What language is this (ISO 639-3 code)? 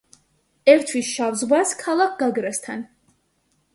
kat